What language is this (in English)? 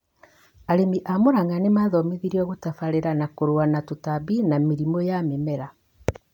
Kikuyu